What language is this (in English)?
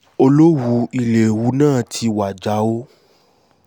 Yoruba